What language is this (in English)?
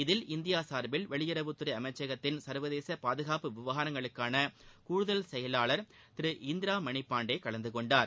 Tamil